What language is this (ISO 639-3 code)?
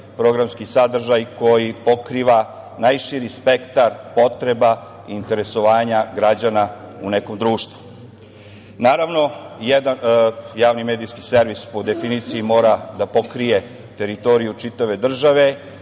srp